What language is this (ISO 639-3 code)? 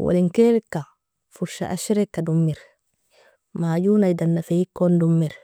fia